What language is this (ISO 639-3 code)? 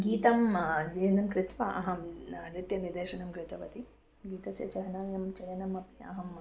san